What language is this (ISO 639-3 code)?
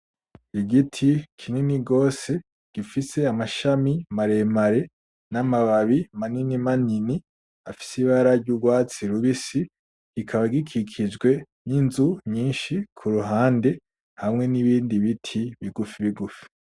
run